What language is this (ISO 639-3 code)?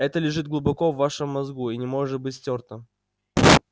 rus